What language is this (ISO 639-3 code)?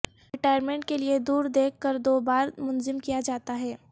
urd